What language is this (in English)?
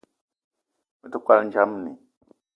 Eton (Cameroon)